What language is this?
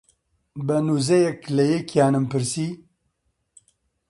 Central Kurdish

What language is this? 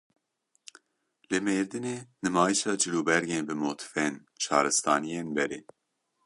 Kurdish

